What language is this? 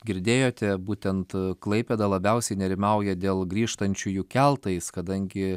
Lithuanian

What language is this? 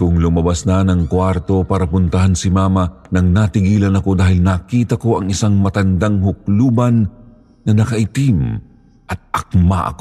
Filipino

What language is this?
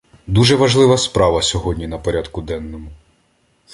Ukrainian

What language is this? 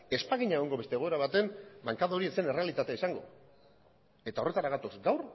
Basque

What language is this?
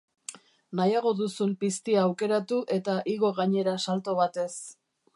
Basque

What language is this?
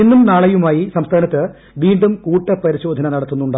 Malayalam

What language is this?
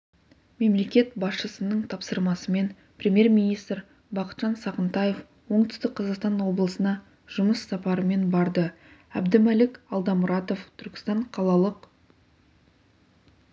Kazakh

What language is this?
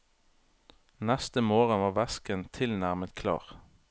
Norwegian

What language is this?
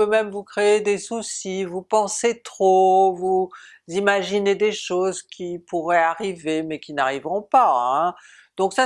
French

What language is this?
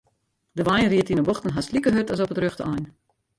Western Frisian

